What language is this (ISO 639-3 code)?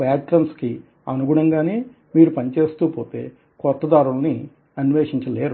tel